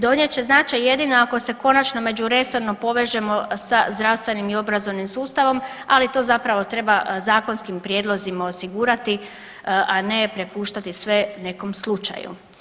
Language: Croatian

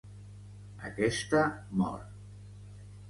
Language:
Catalan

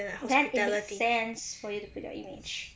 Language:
English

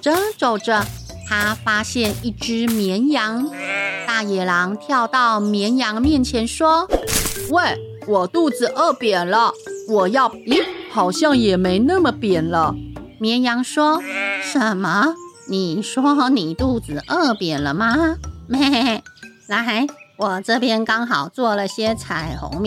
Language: Chinese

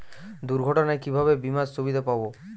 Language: Bangla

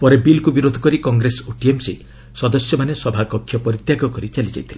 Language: Odia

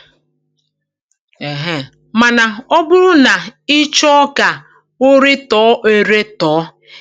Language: Igbo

